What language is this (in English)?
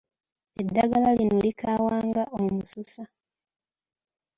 Ganda